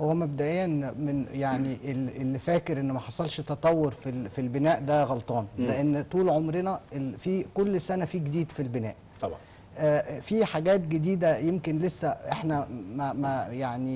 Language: Arabic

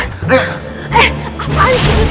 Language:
Indonesian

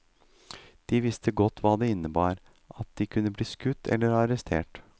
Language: Norwegian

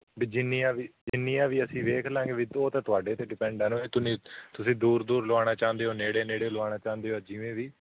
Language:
Punjabi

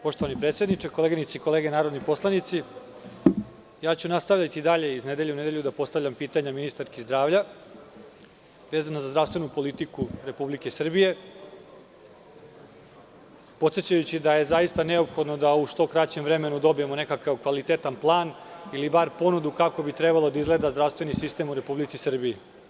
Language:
Serbian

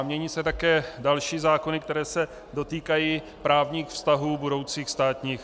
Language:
Czech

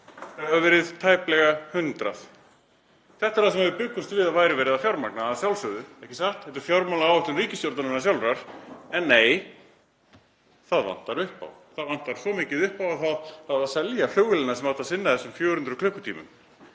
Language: Icelandic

